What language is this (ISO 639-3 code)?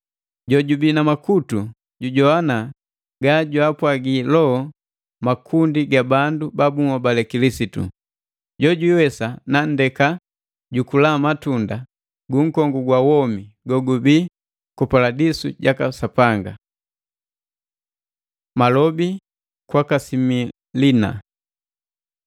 mgv